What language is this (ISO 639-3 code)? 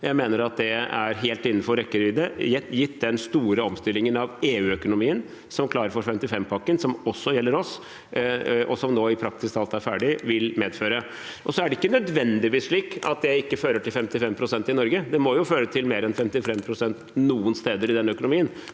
nor